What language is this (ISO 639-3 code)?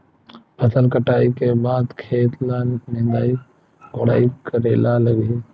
hne